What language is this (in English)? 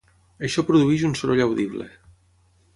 Catalan